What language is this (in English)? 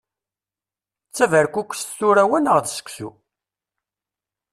Kabyle